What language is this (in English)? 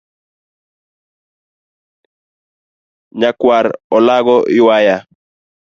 Luo (Kenya and Tanzania)